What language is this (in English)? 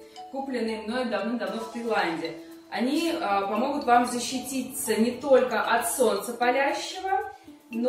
Russian